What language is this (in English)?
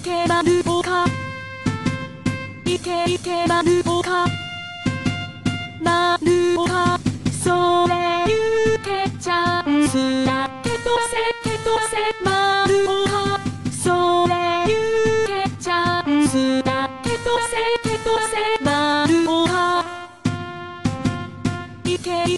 Korean